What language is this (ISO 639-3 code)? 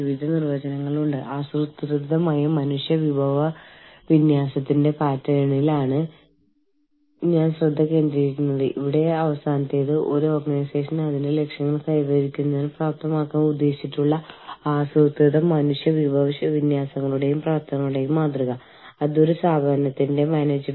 mal